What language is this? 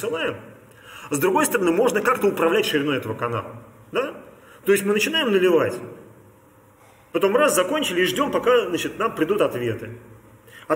Russian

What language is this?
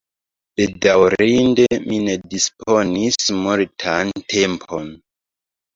Esperanto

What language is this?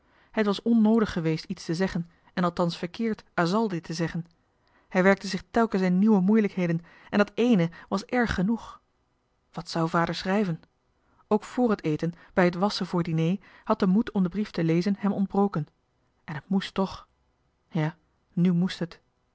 Dutch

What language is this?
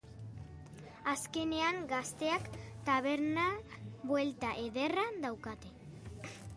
Basque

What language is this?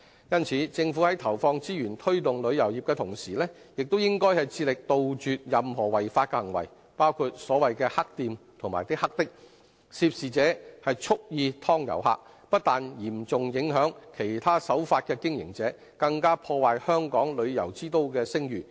Cantonese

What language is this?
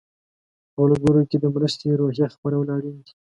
Pashto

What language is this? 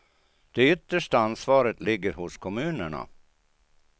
Swedish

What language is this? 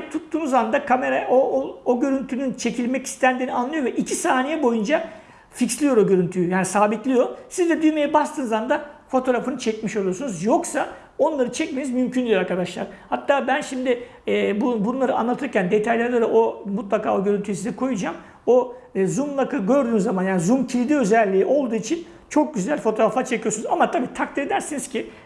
Turkish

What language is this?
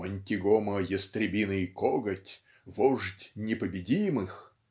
Russian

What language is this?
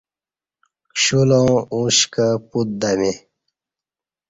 Kati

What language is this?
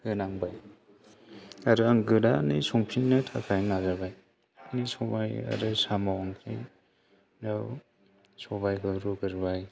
Bodo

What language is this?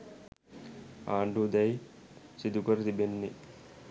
Sinhala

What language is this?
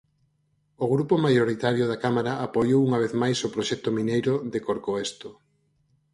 Galician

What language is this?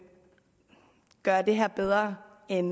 Danish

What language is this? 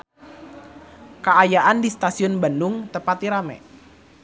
Sundanese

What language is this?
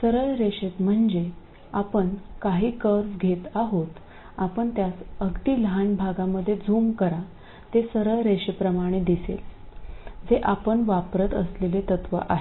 Marathi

